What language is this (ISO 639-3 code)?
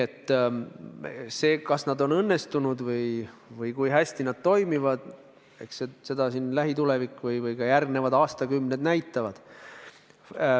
est